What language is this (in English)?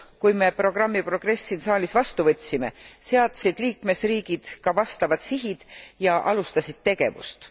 Estonian